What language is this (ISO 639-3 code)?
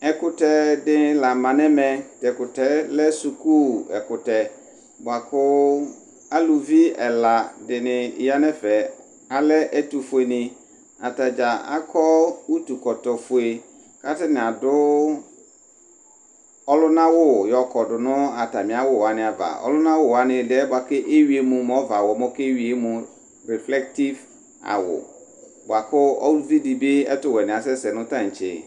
kpo